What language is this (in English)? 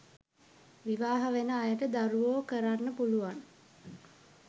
Sinhala